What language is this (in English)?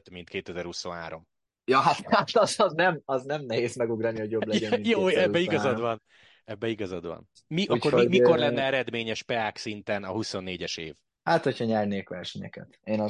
Hungarian